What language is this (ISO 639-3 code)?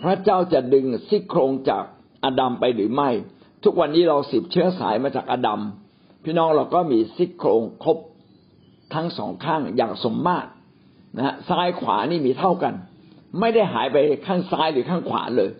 tha